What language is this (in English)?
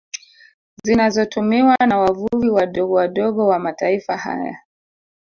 Swahili